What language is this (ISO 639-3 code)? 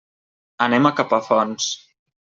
cat